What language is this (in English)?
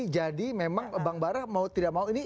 Indonesian